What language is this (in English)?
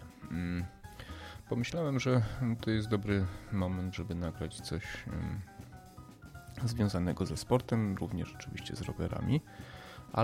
Polish